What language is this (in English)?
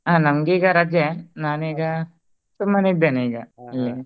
Kannada